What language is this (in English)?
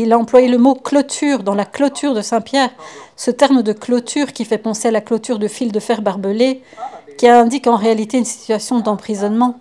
French